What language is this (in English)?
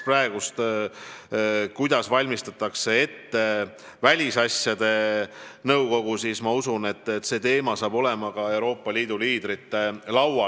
Estonian